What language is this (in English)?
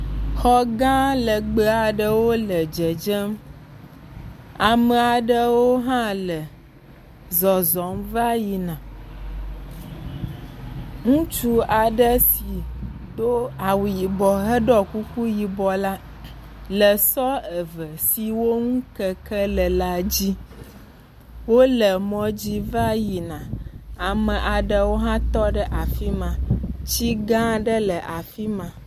Ewe